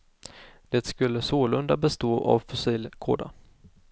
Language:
Swedish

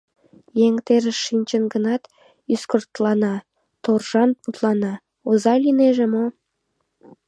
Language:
Mari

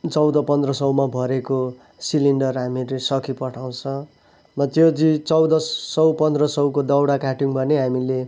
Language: Nepali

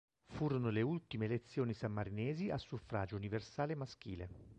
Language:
Italian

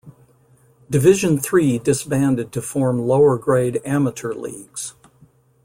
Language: English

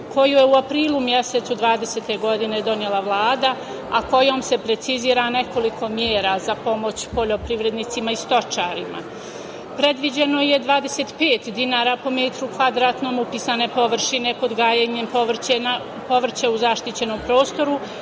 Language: Serbian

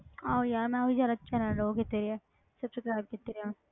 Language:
Punjabi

